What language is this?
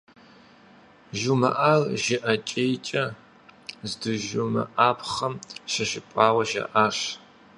Kabardian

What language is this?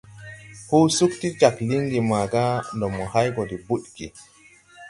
Tupuri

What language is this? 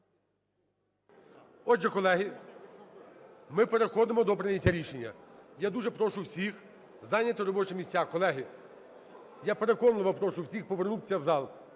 Ukrainian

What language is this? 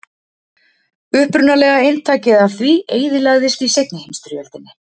Icelandic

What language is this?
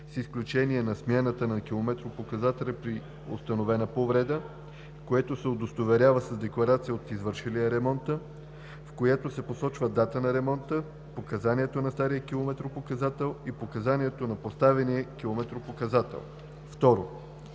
Bulgarian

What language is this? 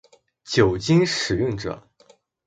Chinese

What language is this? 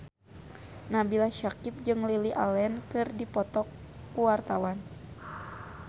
Sundanese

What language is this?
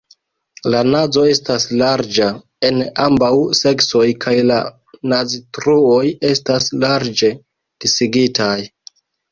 Esperanto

